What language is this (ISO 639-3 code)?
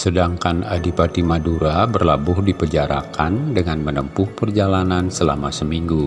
ind